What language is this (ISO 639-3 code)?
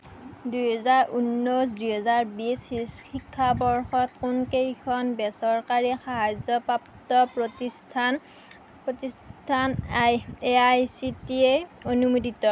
asm